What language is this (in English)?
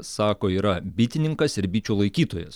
Lithuanian